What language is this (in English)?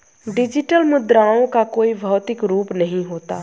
Hindi